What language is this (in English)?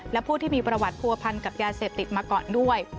Thai